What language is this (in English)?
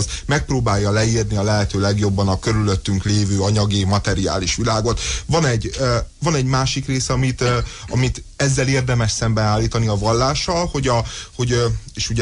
Hungarian